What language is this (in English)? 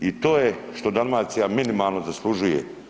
Croatian